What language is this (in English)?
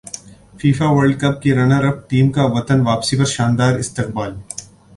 Urdu